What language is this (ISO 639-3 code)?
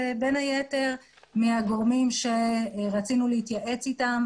heb